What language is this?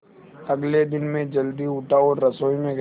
Hindi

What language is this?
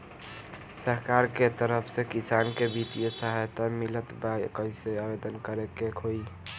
Bhojpuri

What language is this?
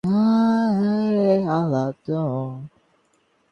Bangla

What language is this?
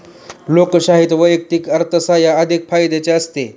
Marathi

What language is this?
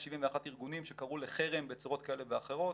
Hebrew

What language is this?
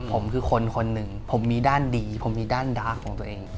Thai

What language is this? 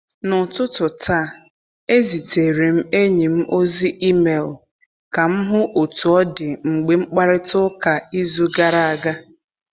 Igbo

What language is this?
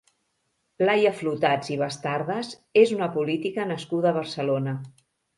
Catalan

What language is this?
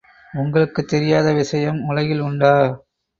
Tamil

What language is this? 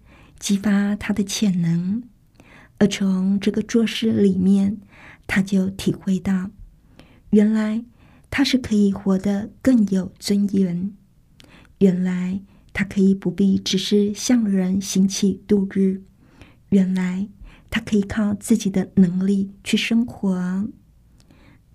Chinese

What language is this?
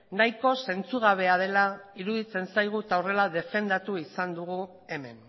Basque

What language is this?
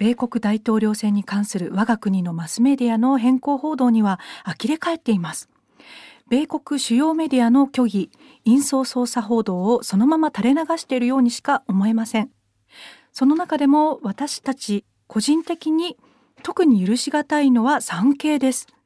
Japanese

